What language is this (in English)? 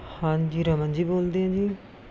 Punjabi